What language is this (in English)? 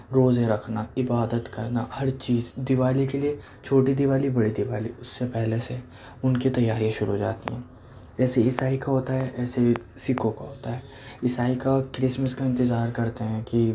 Urdu